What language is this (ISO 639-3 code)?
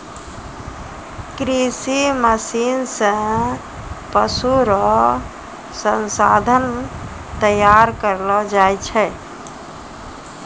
mai